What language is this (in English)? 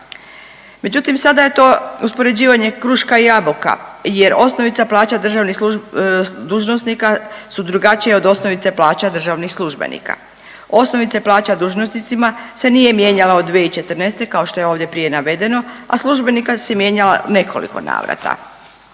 Croatian